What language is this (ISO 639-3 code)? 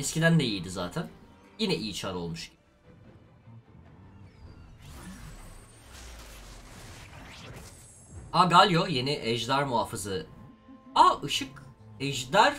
tur